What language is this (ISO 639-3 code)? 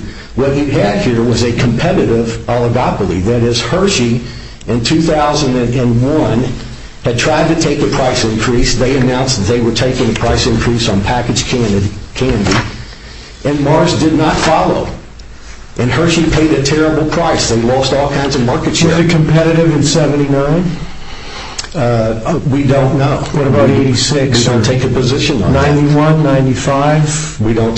eng